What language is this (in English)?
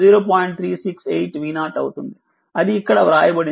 Telugu